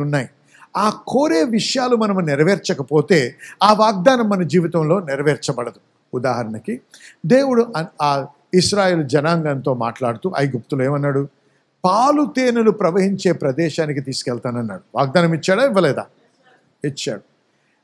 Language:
Telugu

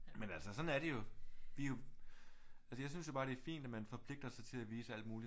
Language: Danish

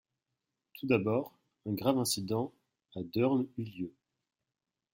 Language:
French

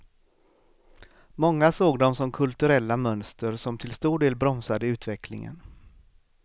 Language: Swedish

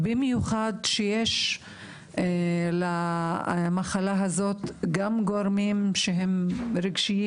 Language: Hebrew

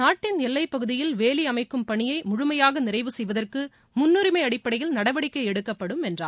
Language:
Tamil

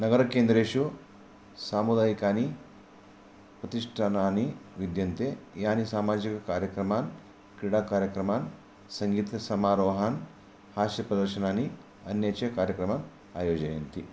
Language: Sanskrit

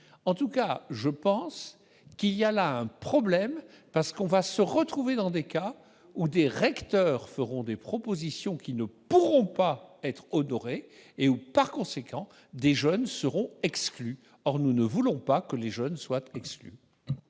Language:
French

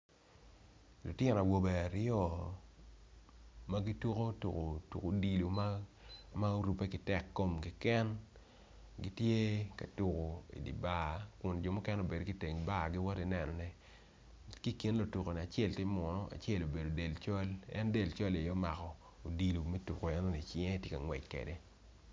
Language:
Acoli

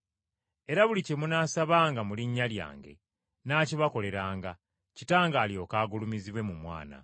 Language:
Ganda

